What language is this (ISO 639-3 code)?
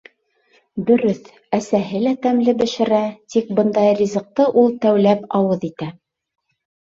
bak